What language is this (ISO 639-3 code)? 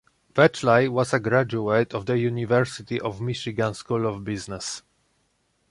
eng